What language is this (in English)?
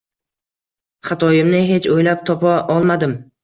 Uzbek